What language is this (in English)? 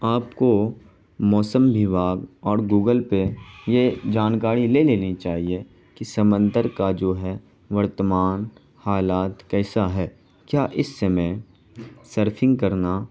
Urdu